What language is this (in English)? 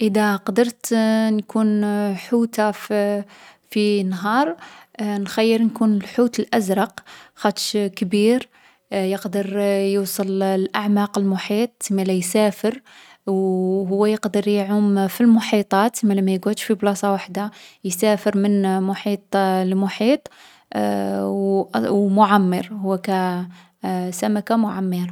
Algerian Arabic